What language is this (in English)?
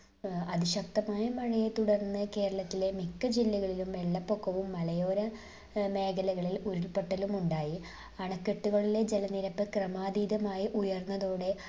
Malayalam